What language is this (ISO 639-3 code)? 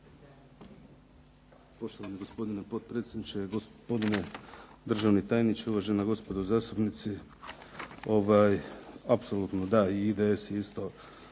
hrv